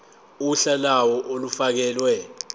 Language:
Zulu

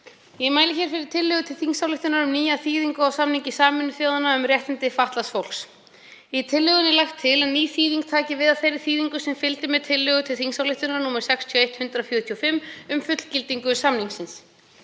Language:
Icelandic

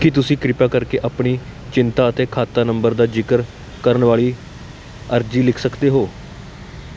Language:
Punjabi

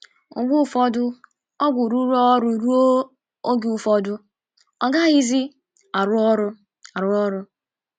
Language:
Igbo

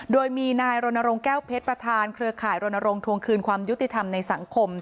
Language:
Thai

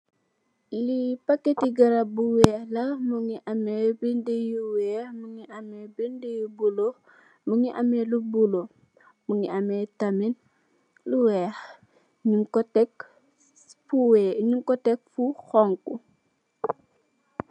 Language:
Wolof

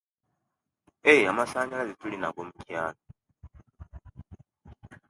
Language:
Kenyi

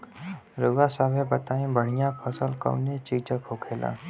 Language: Bhojpuri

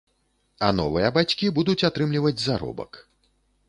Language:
Belarusian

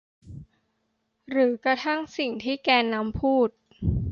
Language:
Thai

